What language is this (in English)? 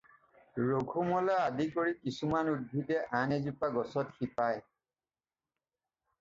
Assamese